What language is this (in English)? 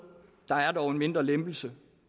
Danish